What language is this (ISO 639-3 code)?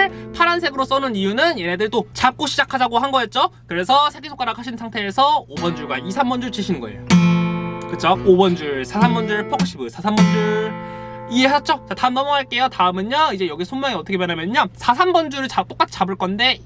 kor